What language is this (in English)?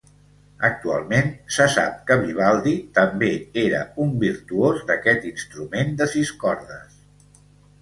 Catalan